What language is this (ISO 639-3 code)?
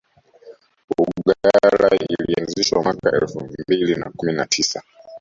swa